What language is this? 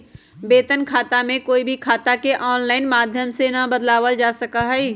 Magahi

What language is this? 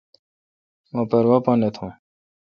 Kalkoti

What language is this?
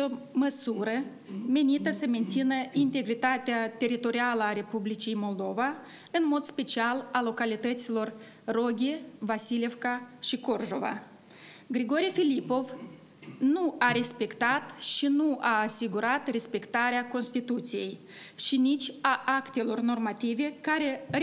Romanian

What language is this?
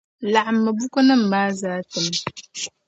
Dagbani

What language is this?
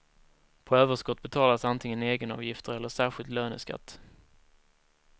Swedish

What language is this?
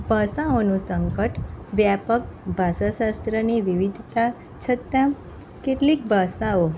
Gujarati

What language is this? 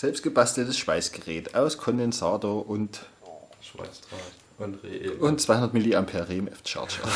German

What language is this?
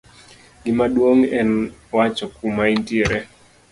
Luo (Kenya and Tanzania)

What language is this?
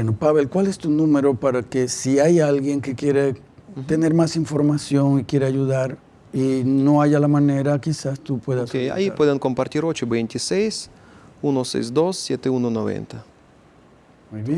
Spanish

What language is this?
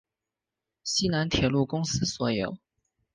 Chinese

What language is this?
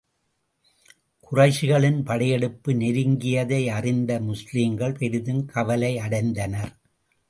Tamil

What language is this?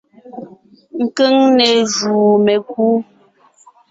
Ngiemboon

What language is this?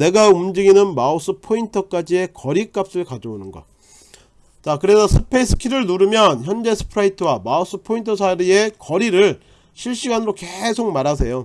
Korean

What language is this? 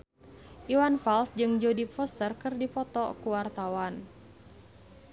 Sundanese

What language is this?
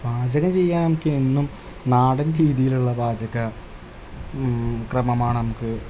Malayalam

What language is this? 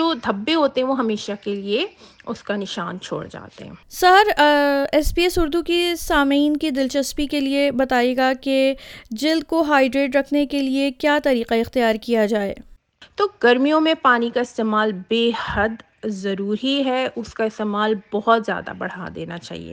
Urdu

